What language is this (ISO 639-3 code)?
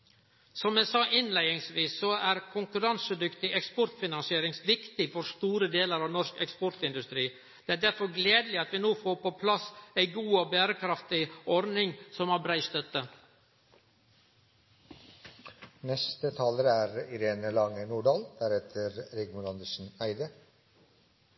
nor